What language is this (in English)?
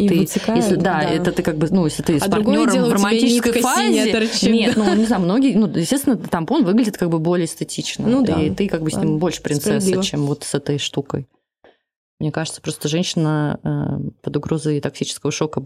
Russian